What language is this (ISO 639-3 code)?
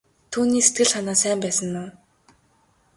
mon